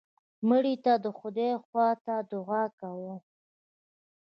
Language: Pashto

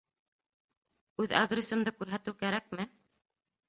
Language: Bashkir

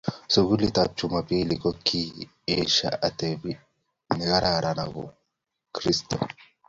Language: Kalenjin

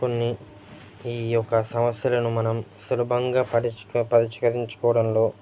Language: Telugu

